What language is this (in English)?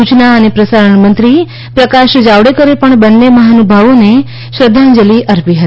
Gujarati